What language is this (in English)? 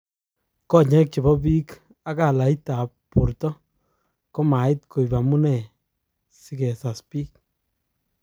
Kalenjin